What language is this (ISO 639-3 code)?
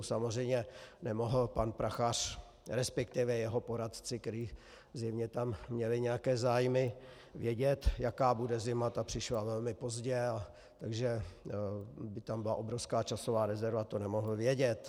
ces